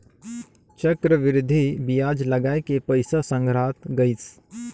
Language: Chhattisgarhi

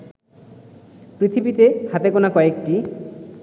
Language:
Bangla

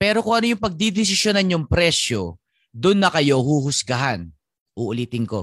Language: Filipino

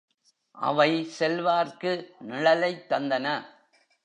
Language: Tamil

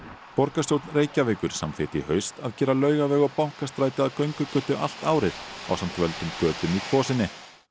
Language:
Icelandic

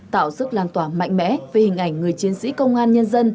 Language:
Vietnamese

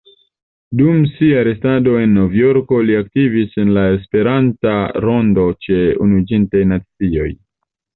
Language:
Esperanto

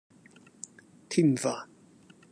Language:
Cantonese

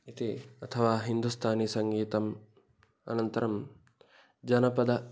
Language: Sanskrit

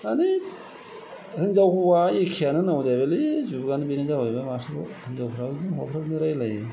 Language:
Bodo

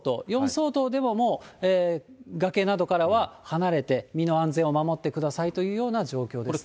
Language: Japanese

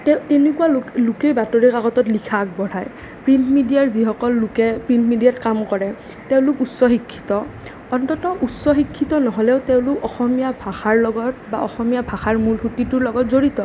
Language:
Assamese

